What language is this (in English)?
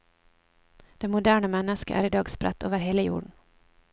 Norwegian